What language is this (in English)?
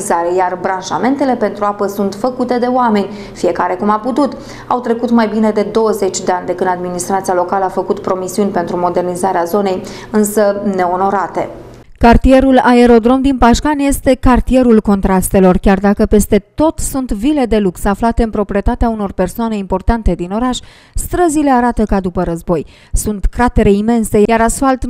Romanian